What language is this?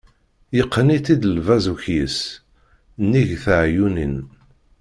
Kabyle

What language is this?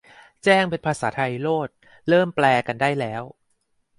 Thai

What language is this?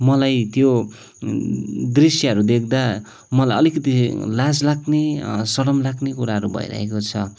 Nepali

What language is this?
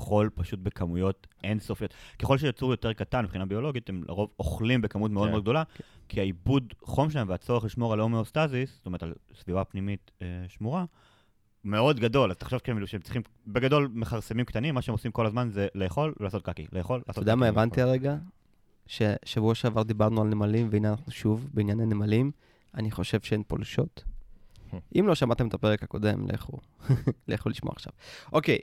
Hebrew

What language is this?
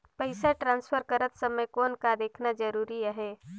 Chhattisgarhi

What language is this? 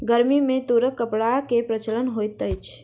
Maithili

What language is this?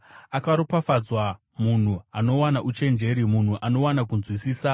Shona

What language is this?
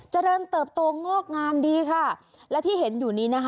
Thai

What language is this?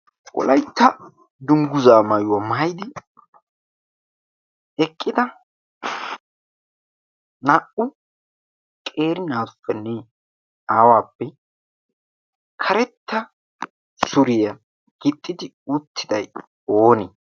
Wolaytta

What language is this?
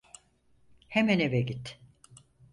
Turkish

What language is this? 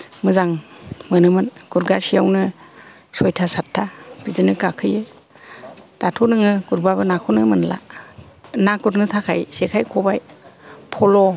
Bodo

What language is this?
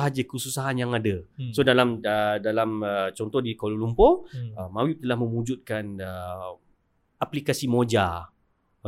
Malay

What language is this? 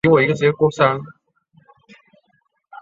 Chinese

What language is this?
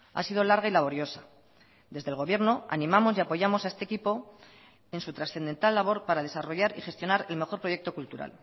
Spanish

